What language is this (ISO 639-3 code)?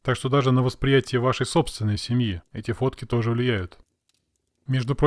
rus